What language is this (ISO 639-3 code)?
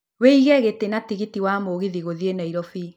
kik